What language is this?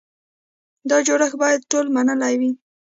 Pashto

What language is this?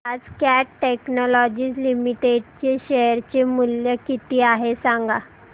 Marathi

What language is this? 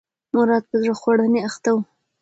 Pashto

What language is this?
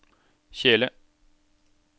Norwegian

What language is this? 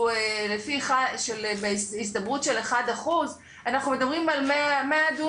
Hebrew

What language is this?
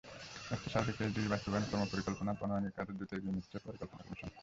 Bangla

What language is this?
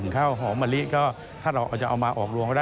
Thai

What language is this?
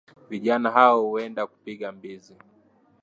Swahili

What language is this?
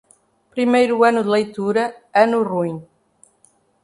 Portuguese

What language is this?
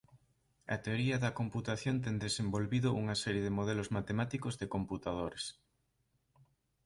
Galician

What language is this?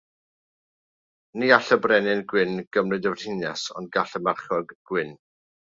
Welsh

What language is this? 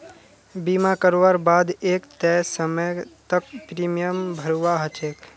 Magahi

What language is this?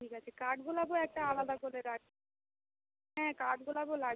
Bangla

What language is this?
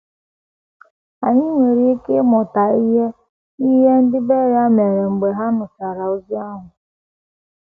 Igbo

